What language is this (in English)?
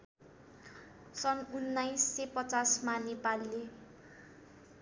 Nepali